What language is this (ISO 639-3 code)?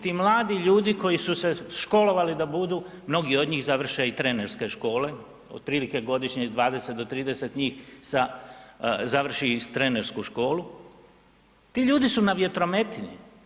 hrv